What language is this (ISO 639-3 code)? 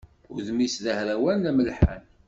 kab